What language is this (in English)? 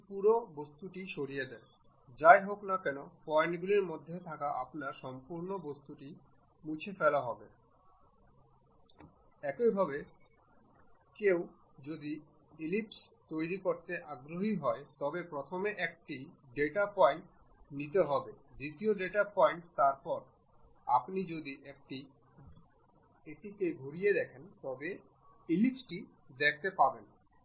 Bangla